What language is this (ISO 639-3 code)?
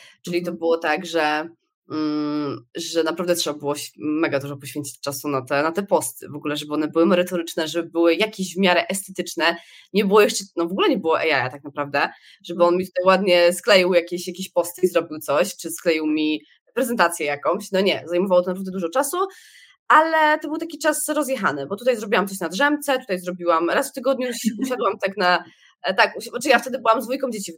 pol